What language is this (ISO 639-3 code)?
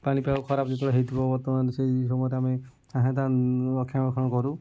ori